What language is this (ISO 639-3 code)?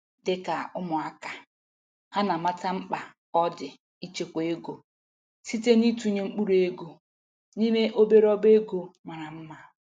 ibo